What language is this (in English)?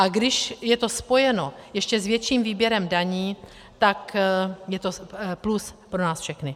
Czech